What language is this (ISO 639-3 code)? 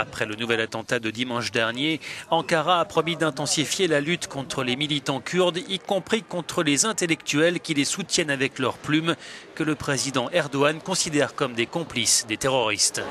fra